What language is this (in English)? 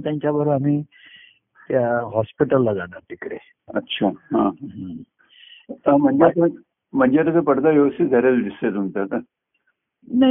Marathi